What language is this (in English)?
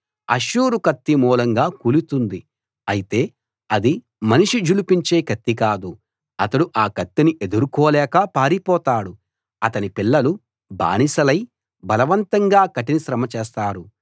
Telugu